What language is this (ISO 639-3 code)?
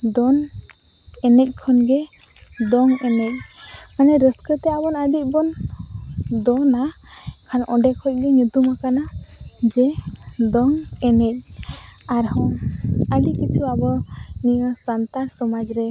sat